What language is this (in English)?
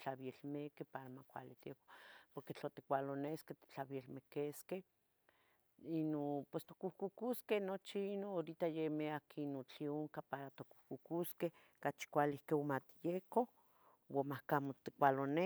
Tetelcingo Nahuatl